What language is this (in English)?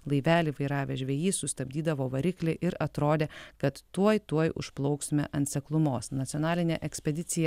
Lithuanian